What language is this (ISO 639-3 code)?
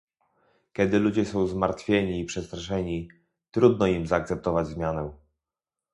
pol